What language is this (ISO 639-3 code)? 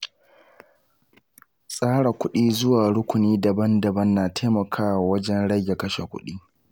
hau